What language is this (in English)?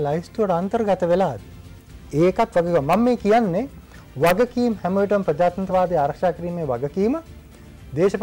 Indonesian